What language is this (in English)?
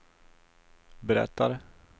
Swedish